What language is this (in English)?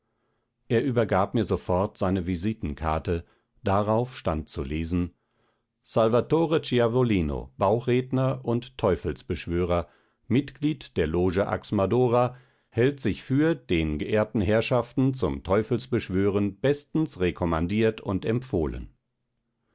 German